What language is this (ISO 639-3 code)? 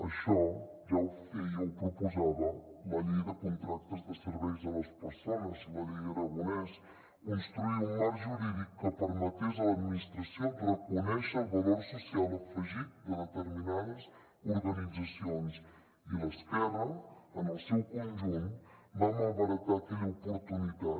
cat